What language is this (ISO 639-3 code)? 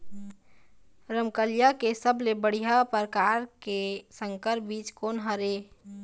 hne